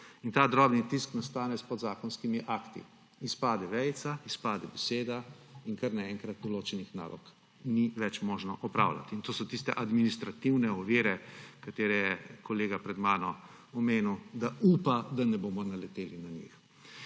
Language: Slovenian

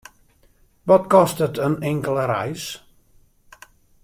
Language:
Western Frisian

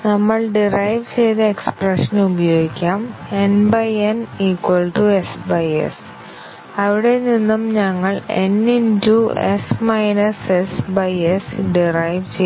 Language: Malayalam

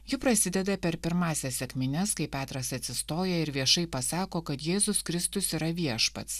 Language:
Lithuanian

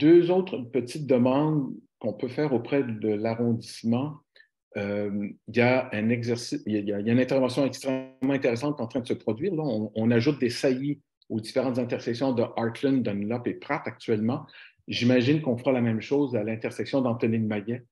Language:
French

